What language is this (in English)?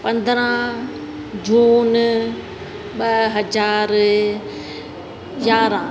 Sindhi